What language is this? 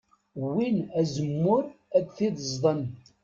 Kabyle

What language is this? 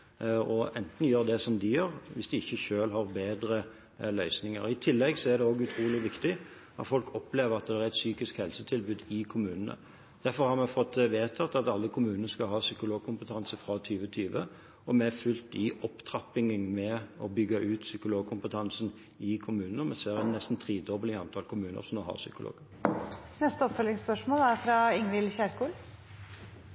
Norwegian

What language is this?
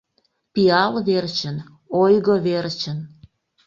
Mari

